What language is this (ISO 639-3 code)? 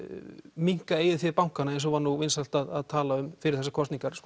isl